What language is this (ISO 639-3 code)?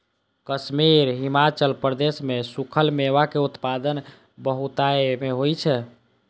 mai